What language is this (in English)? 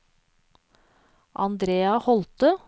Norwegian